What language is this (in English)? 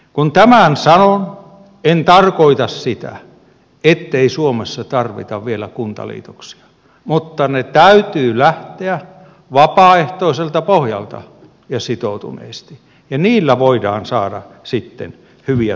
Finnish